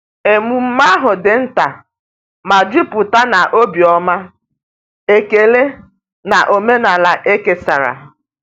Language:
Igbo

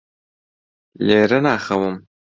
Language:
Central Kurdish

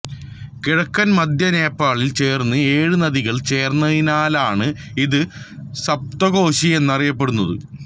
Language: Malayalam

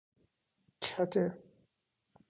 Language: Persian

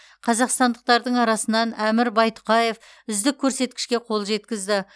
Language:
Kazakh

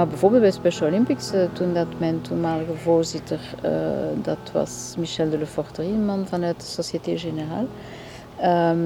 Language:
Dutch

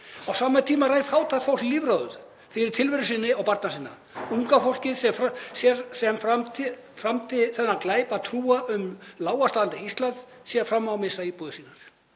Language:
Icelandic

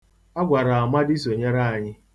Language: Igbo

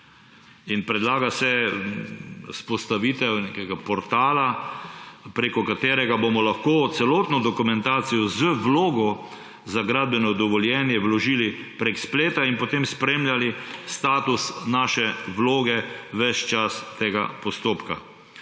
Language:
Slovenian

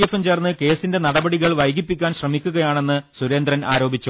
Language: Malayalam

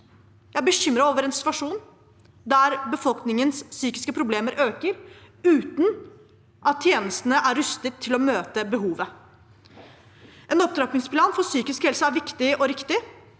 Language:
Norwegian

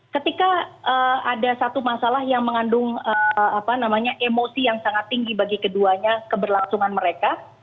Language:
Indonesian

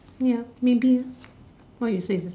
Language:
English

